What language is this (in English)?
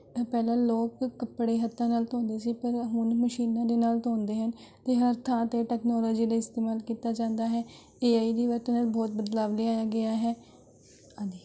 Punjabi